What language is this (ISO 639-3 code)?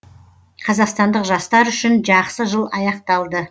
kaz